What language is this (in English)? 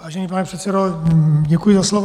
Czech